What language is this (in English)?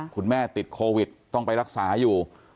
Thai